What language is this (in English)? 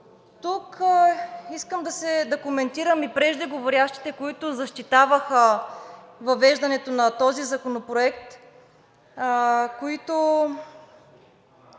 Bulgarian